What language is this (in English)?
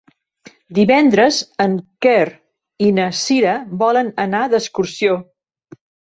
Catalan